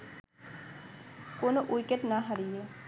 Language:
Bangla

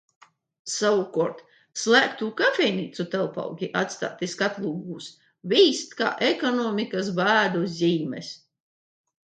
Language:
Latvian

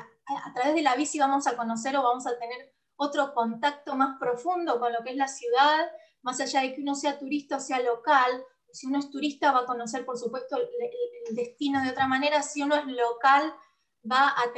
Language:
Spanish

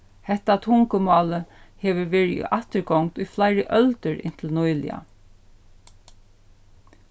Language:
Faroese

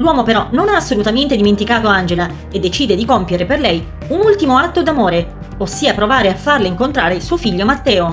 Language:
Italian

